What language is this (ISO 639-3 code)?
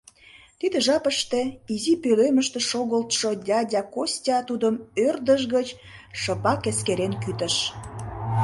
chm